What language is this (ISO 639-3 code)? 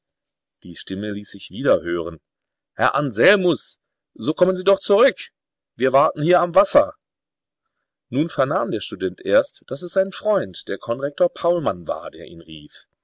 deu